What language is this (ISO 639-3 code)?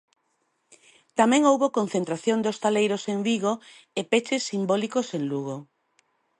glg